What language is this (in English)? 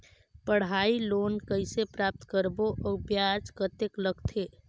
Chhattisgarhi